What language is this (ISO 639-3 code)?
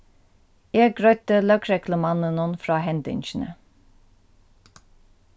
fao